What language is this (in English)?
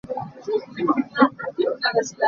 Hakha Chin